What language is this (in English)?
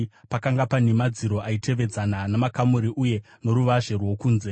Shona